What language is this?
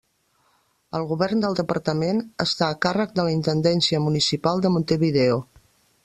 Catalan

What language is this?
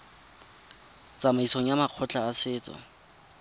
Tswana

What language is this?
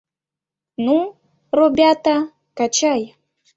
Mari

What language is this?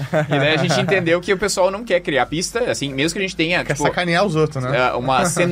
Portuguese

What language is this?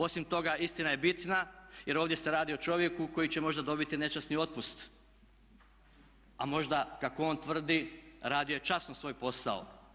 Croatian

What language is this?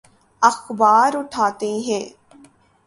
Urdu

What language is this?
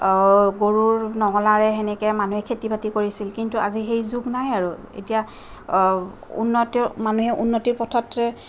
Assamese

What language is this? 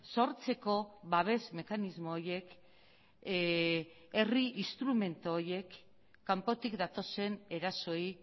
Basque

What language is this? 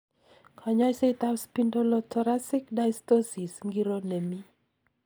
Kalenjin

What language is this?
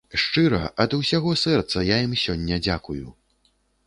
Belarusian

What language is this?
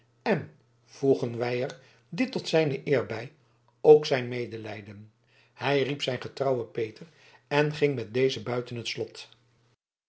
Dutch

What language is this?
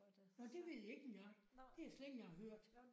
Danish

